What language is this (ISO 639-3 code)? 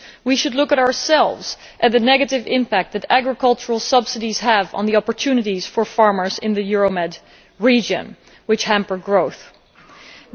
eng